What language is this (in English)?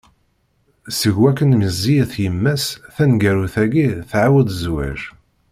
Kabyle